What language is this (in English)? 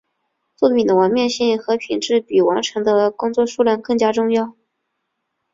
Chinese